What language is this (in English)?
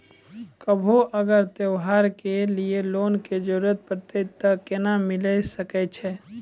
Maithili